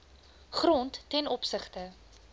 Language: Afrikaans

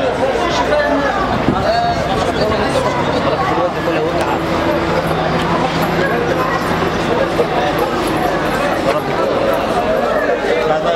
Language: Arabic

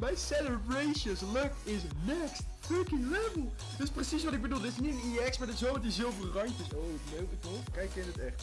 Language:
Dutch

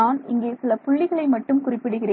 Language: Tamil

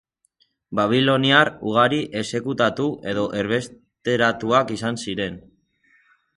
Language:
Basque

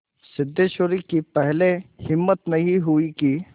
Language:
Hindi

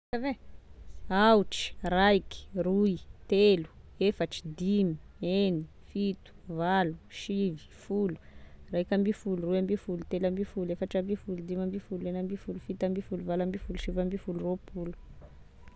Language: Tesaka Malagasy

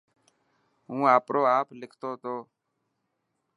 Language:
Dhatki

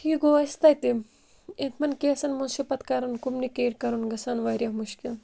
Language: Kashmiri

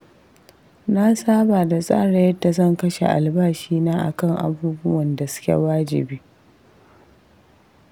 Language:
Hausa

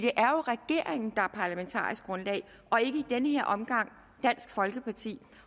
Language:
Danish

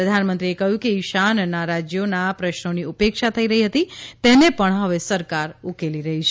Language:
Gujarati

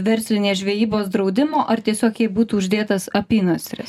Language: Lithuanian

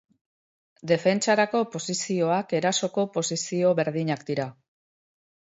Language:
Basque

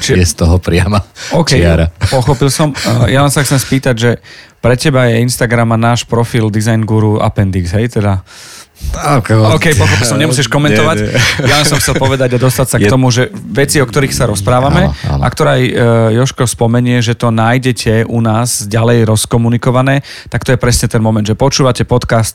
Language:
Slovak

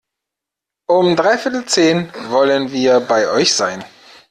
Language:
German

